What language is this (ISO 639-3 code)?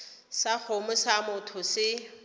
nso